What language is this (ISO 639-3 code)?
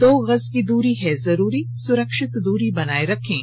hin